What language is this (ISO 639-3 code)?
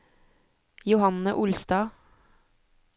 nor